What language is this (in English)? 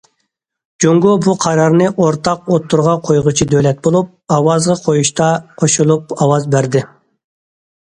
Uyghur